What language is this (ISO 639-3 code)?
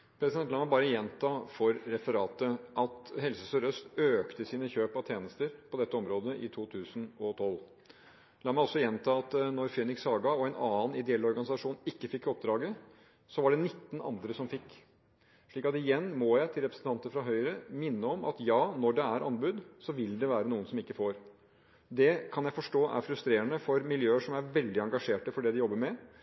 nob